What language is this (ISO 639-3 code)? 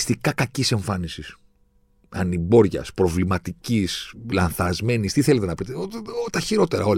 ell